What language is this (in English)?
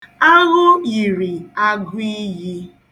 Igbo